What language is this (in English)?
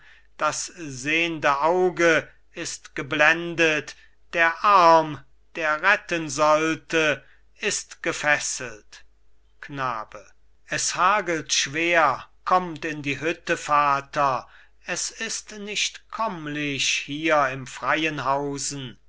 German